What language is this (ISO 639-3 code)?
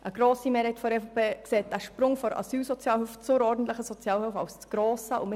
gsw